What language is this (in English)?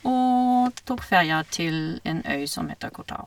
Norwegian